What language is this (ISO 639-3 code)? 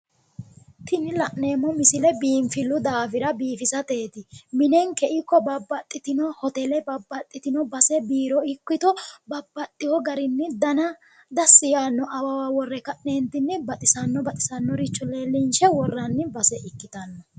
sid